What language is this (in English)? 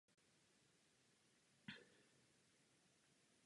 Czech